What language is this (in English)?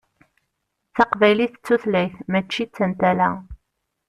Kabyle